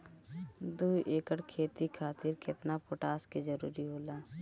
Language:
Bhojpuri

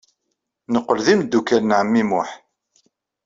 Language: Kabyle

